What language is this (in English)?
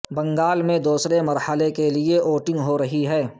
Urdu